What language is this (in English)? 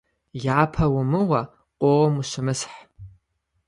Kabardian